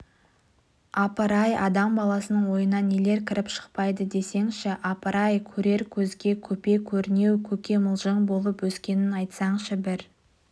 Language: Kazakh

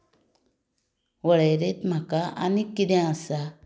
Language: Konkani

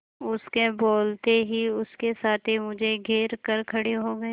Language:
Hindi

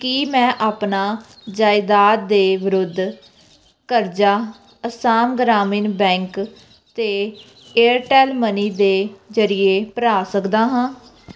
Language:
Punjabi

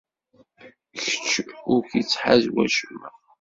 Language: Kabyle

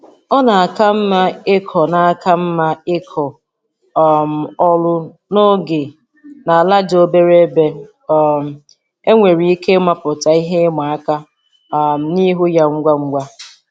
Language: Igbo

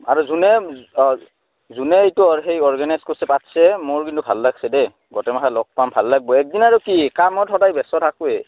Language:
Assamese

